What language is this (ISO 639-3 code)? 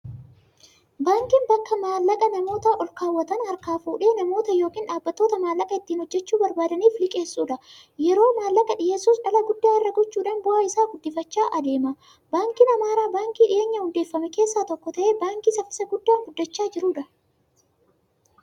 orm